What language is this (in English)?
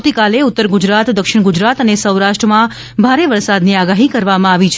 Gujarati